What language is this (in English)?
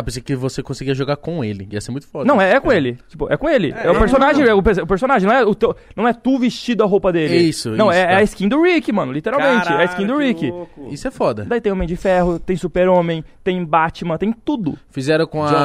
Portuguese